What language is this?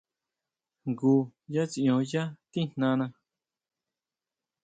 Huautla Mazatec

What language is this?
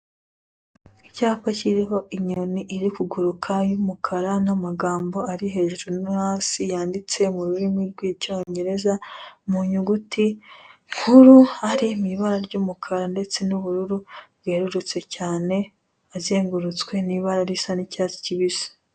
Kinyarwanda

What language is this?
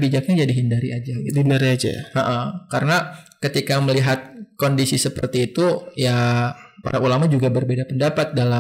Indonesian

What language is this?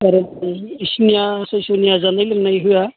Bodo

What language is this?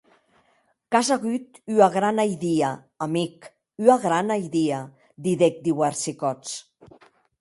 Occitan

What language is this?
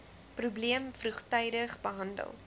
Afrikaans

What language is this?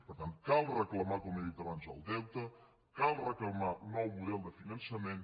Catalan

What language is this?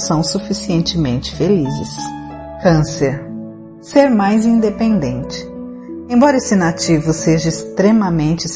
Portuguese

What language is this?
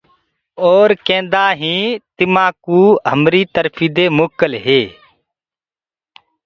Gurgula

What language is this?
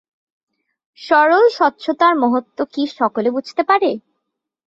Bangla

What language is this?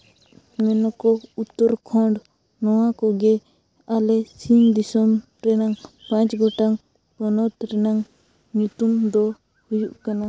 Santali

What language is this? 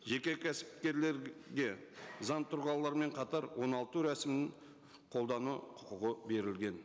Kazakh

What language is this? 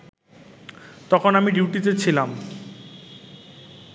Bangla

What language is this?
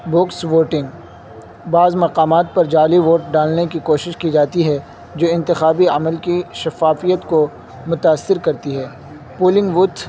Urdu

